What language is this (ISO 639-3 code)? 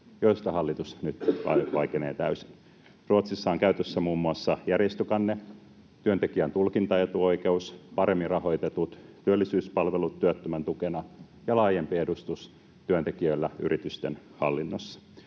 fin